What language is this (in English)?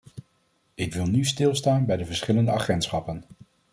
Dutch